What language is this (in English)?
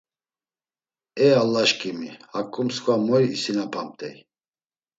Laz